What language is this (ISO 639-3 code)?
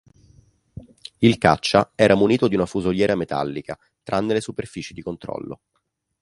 ita